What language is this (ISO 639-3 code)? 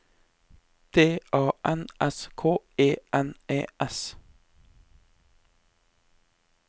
nor